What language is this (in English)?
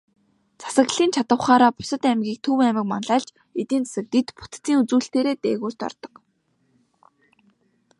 Mongolian